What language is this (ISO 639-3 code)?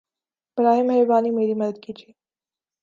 urd